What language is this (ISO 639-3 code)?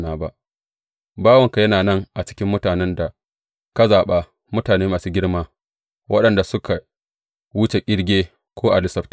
hau